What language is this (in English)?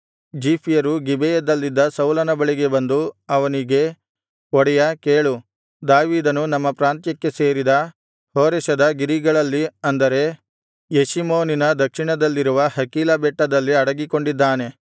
Kannada